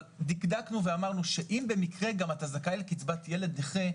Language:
Hebrew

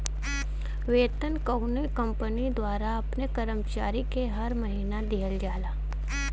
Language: Bhojpuri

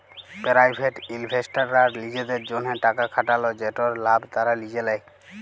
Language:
Bangla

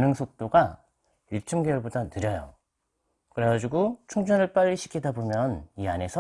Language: Korean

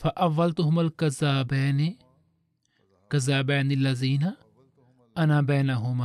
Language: Swahili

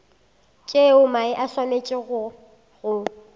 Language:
Northern Sotho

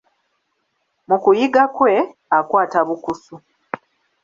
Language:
Ganda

